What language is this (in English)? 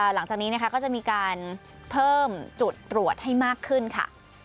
Thai